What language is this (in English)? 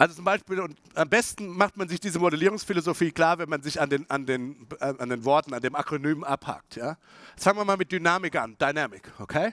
German